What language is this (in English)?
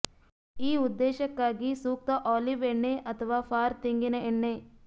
Kannada